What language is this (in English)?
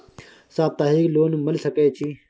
Maithili